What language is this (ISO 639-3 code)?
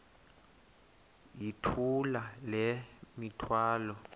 xho